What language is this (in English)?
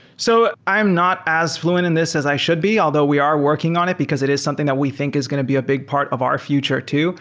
English